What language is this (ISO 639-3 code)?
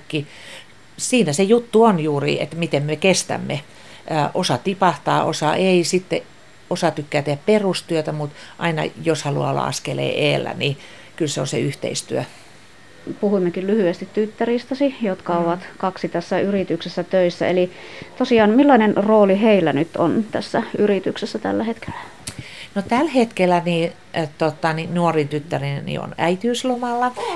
fin